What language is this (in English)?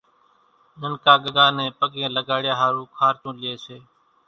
Kachi Koli